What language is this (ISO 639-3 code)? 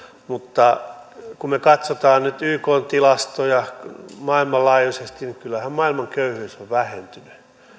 fin